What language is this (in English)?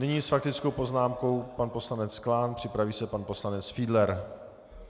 Czech